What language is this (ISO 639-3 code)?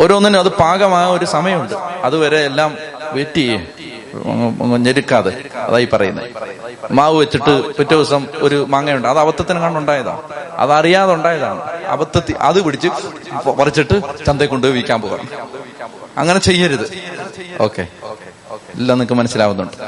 mal